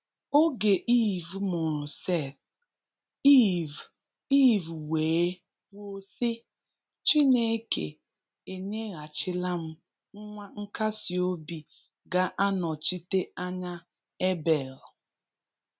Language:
Igbo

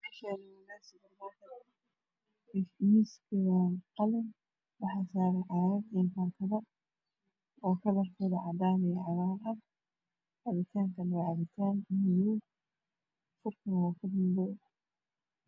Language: Somali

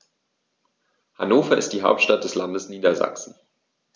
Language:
German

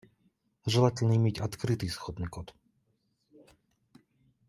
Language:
Russian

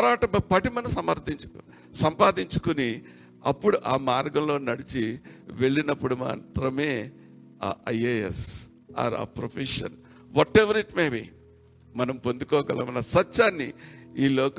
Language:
Telugu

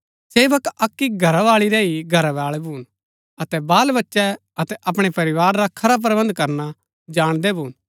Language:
Gaddi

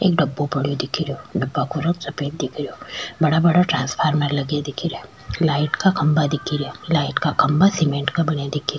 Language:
Rajasthani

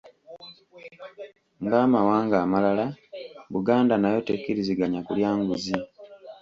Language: Ganda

